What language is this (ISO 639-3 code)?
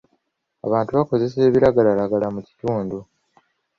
lug